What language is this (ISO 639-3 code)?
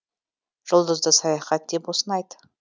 kaz